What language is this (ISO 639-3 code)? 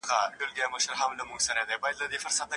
pus